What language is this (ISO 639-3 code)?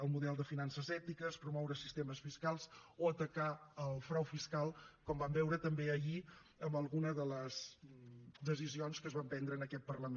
cat